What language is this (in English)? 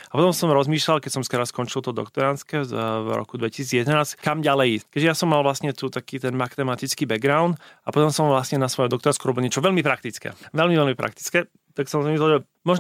Slovak